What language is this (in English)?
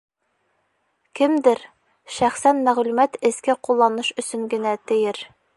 Bashkir